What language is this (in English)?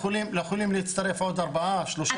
Hebrew